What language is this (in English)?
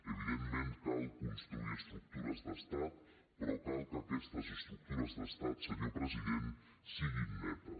Catalan